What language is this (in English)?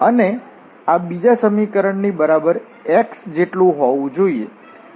Gujarati